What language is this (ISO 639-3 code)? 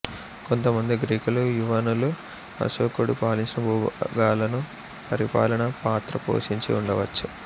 tel